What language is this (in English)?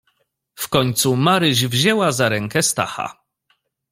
Polish